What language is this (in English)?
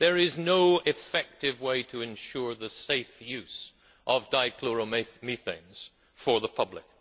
English